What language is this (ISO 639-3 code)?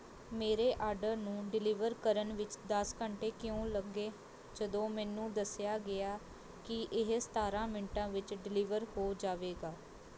pan